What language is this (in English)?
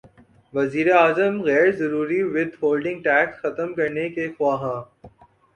Urdu